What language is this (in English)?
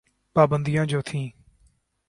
Urdu